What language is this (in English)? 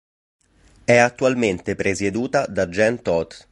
Italian